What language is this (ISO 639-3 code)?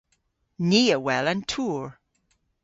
cor